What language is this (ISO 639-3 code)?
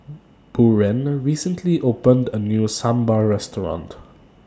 eng